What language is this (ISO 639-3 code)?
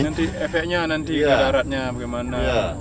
ind